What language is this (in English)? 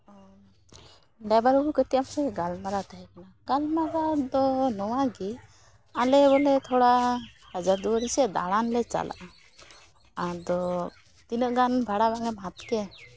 Santali